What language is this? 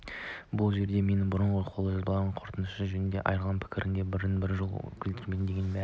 Kazakh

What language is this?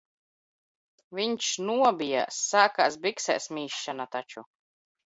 Latvian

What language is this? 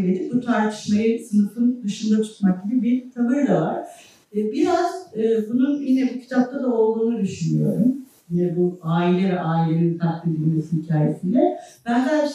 Turkish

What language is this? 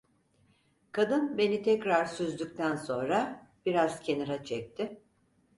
Turkish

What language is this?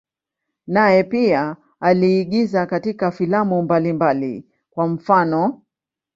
Swahili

